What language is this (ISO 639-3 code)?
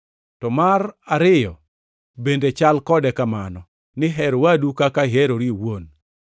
luo